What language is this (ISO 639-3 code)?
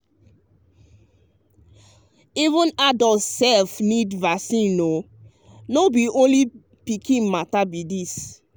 pcm